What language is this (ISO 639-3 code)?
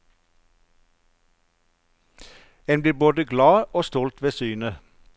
nor